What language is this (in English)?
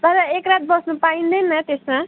Nepali